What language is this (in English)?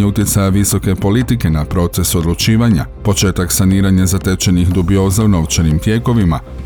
Croatian